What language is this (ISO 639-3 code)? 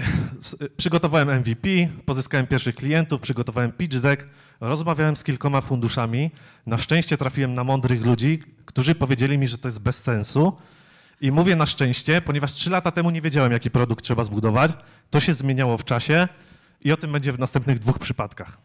pol